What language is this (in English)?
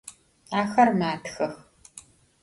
Adyghe